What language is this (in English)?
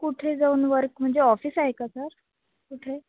Marathi